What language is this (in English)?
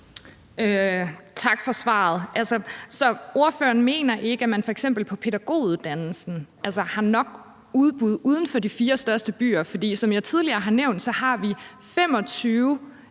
Danish